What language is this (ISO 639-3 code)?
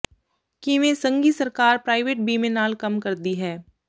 pan